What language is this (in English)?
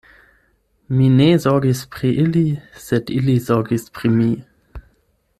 Esperanto